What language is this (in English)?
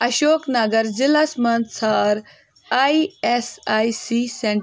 Kashmiri